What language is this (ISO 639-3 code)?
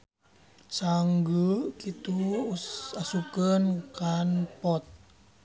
sun